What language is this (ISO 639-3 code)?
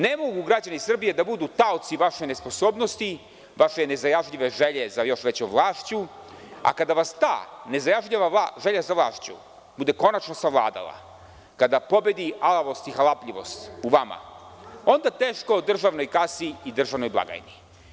srp